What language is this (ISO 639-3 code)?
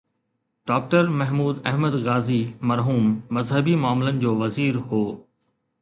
snd